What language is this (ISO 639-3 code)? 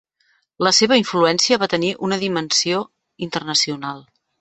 cat